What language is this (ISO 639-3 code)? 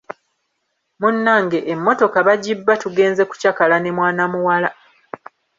lug